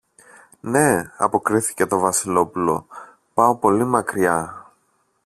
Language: Greek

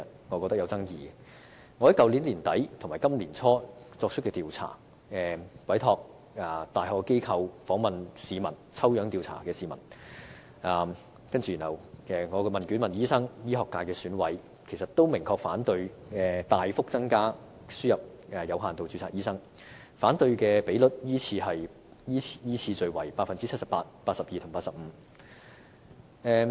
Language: Cantonese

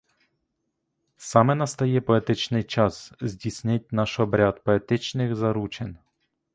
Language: Ukrainian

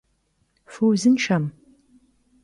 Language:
Kabardian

